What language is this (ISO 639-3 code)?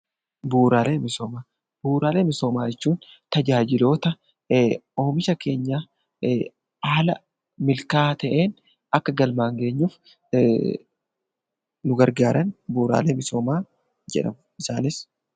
orm